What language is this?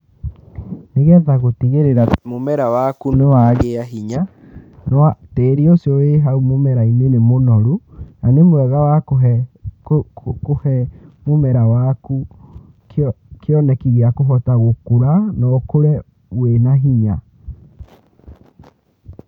Kikuyu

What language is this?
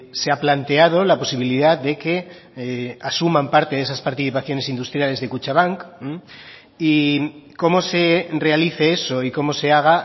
Spanish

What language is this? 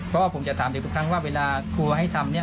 Thai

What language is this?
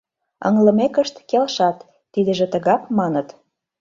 Mari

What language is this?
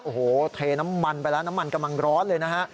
Thai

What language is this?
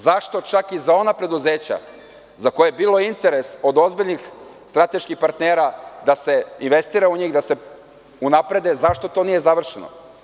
Serbian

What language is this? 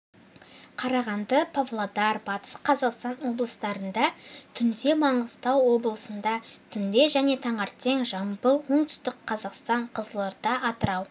Kazakh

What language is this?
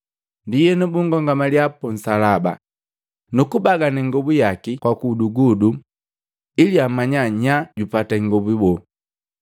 Matengo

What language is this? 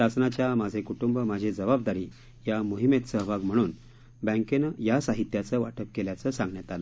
Marathi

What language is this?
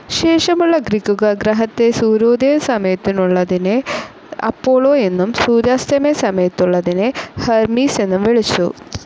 Malayalam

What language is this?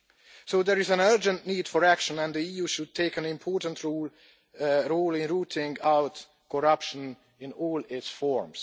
English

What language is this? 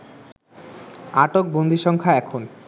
Bangla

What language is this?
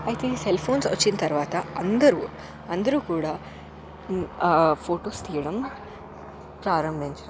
Telugu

